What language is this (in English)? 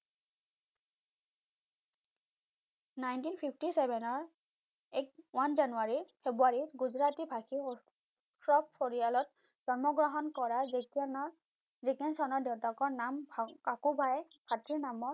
Assamese